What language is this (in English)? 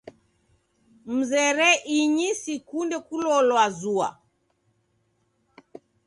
Taita